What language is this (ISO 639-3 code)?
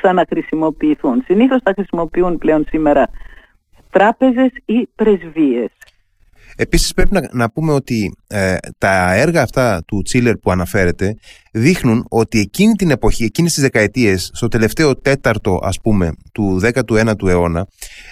ell